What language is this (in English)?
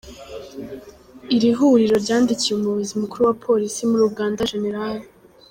Kinyarwanda